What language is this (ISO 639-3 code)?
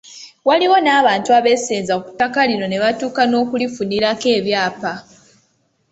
lug